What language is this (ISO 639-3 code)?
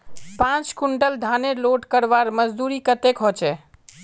mag